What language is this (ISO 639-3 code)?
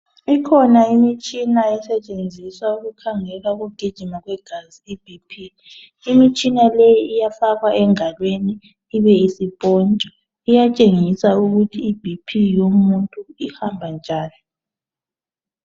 nde